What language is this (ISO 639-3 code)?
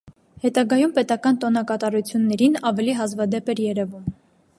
hye